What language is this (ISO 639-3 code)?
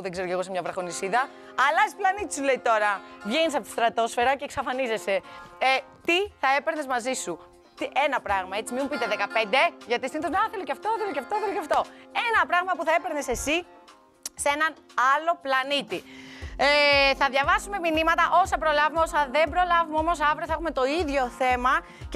ell